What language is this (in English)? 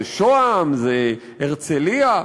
Hebrew